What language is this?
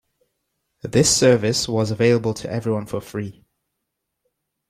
English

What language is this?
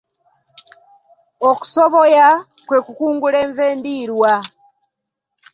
Ganda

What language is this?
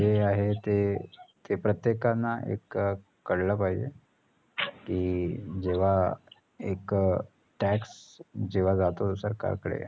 Marathi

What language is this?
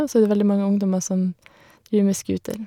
Norwegian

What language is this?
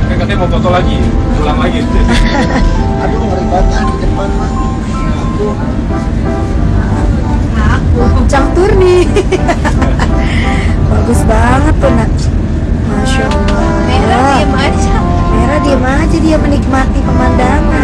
Indonesian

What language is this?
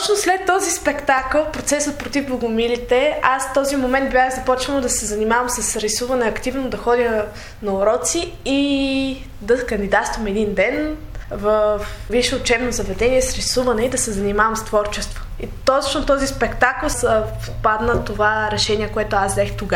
Bulgarian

